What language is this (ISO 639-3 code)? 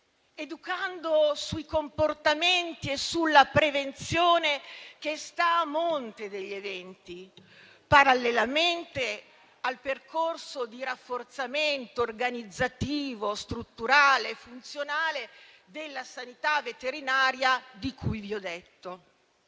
ita